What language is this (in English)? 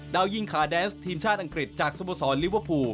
Thai